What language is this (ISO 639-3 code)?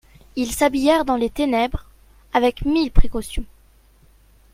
fra